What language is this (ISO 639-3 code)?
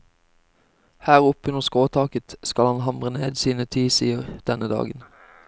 nor